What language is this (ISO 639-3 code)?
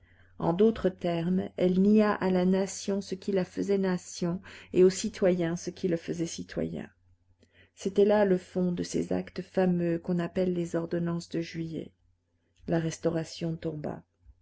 fra